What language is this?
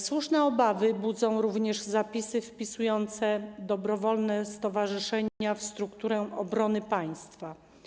Polish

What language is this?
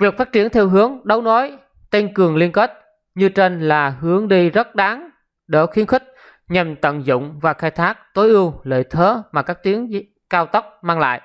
Vietnamese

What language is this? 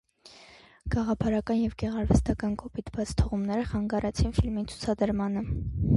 Armenian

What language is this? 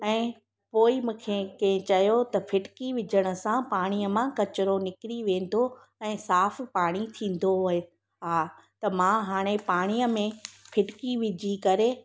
Sindhi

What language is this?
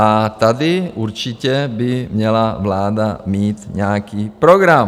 Czech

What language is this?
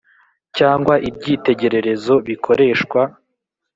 Kinyarwanda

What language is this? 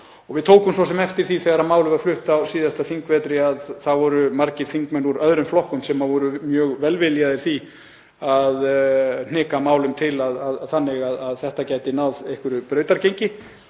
Icelandic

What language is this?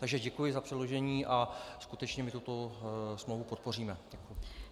Czech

